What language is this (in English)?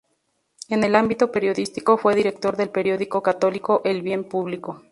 Spanish